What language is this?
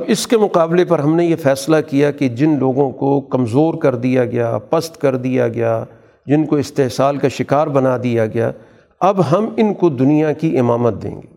Urdu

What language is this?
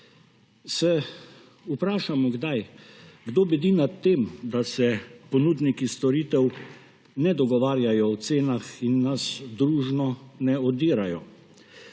Slovenian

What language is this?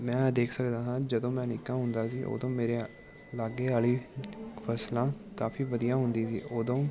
Punjabi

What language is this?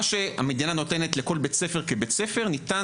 Hebrew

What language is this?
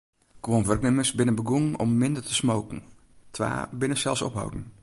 Western Frisian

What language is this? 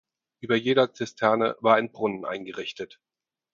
German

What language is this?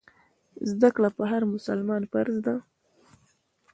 Pashto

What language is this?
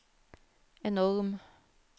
Norwegian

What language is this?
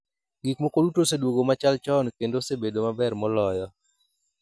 Luo (Kenya and Tanzania)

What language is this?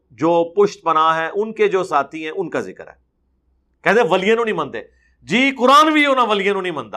Urdu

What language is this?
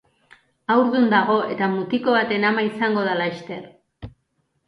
Basque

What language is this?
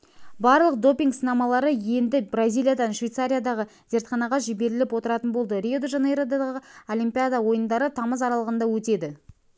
Kazakh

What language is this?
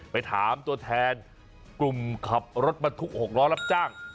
Thai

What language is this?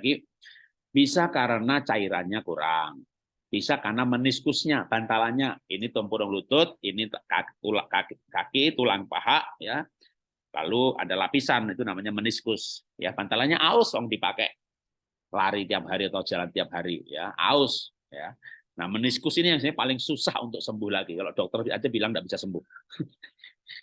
Indonesian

